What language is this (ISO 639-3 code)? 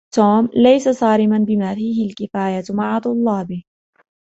ara